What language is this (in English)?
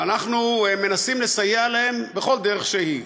Hebrew